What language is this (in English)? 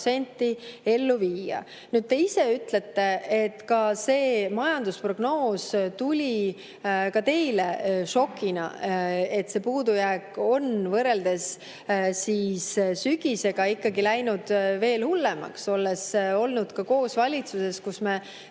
Estonian